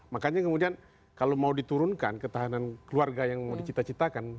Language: Indonesian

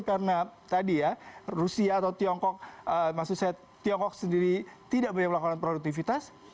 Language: Indonesian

